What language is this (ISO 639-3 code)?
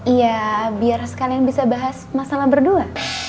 ind